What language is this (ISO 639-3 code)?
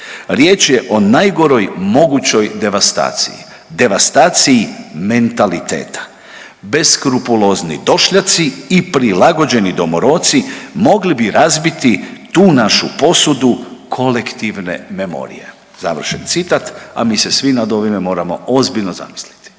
hrv